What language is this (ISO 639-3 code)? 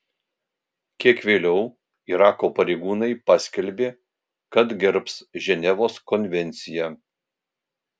lit